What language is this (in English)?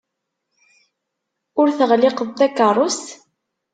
Kabyle